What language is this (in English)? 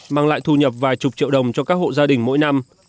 Vietnamese